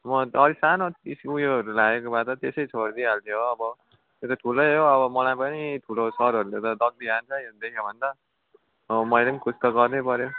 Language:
Nepali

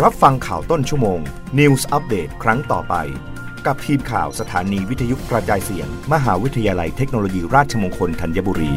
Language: Thai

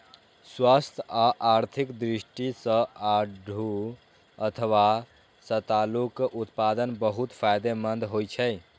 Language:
Maithili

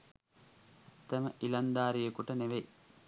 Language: Sinhala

